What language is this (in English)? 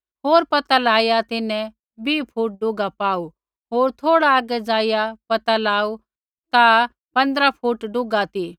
Kullu Pahari